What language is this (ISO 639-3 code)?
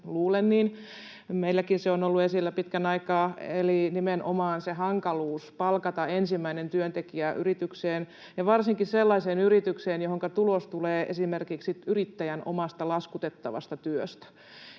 fin